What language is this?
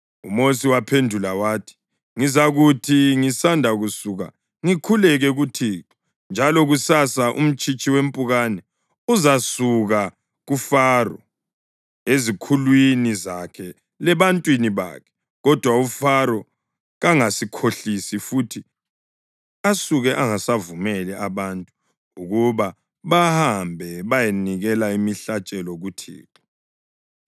North Ndebele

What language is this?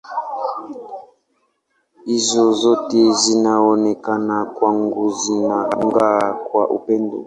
Swahili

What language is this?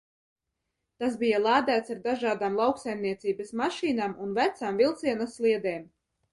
Latvian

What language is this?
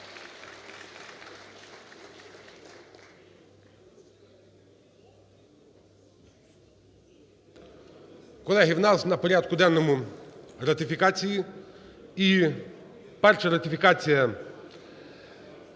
Ukrainian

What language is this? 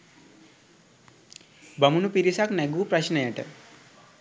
Sinhala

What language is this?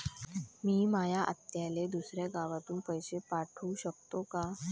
Marathi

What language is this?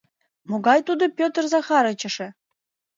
Mari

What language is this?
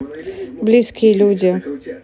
Russian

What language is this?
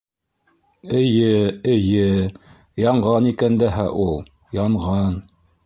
Bashkir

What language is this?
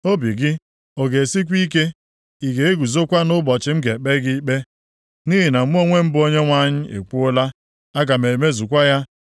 Igbo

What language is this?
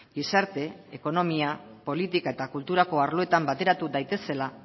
Basque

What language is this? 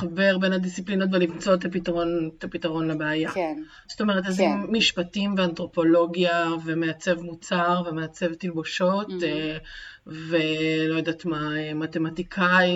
Hebrew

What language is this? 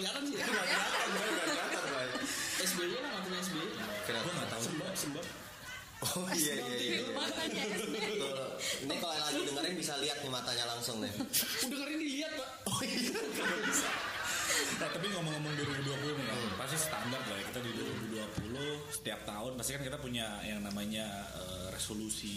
Indonesian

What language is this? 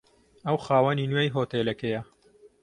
Central Kurdish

